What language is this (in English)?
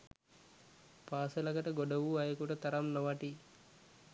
Sinhala